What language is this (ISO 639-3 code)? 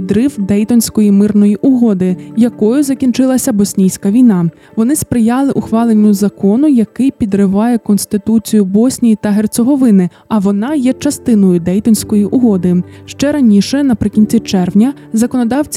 ukr